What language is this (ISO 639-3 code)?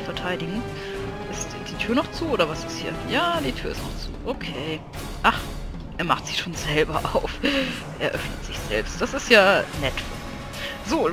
deu